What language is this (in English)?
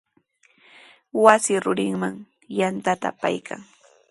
Sihuas Ancash Quechua